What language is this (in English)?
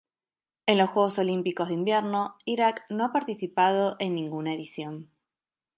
Spanish